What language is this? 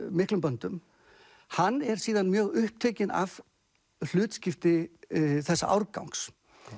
Icelandic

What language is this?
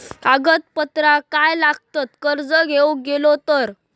Marathi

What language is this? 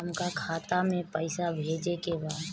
Bhojpuri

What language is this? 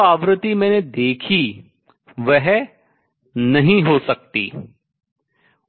Hindi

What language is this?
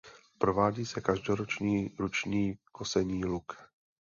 Czech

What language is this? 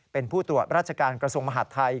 Thai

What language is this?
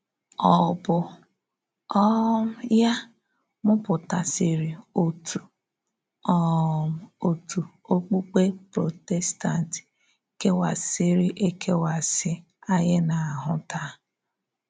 Igbo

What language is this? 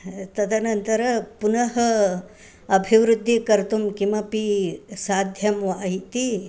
Sanskrit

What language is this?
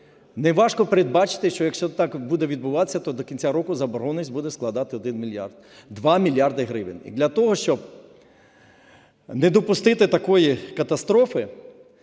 Ukrainian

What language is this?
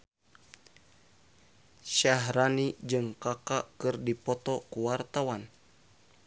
Sundanese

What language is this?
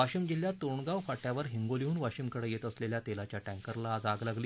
Marathi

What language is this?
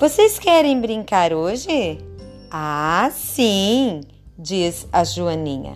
Portuguese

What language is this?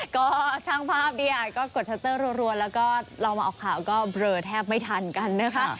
Thai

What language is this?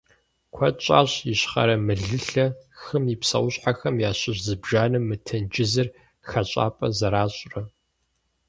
Kabardian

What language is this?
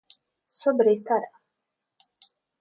Portuguese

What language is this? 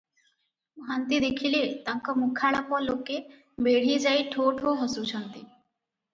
Odia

